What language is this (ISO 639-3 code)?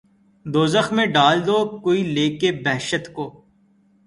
urd